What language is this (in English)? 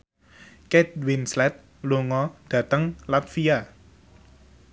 Javanese